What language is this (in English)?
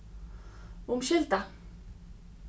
Faroese